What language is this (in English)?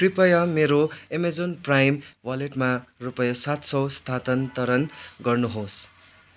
Nepali